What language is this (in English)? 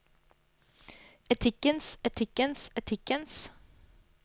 Norwegian